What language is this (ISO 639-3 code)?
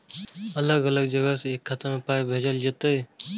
mai